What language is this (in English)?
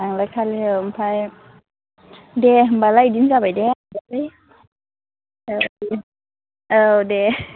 Bodo